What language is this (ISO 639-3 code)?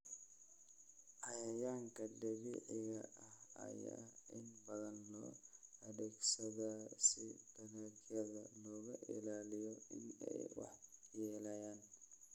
som